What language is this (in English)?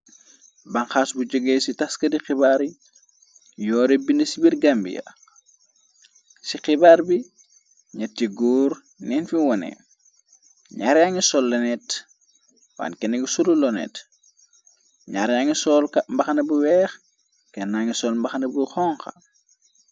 Wolof